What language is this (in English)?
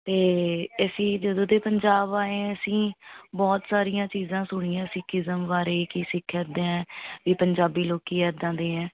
Punjabi